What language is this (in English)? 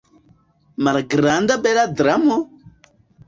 Esperanto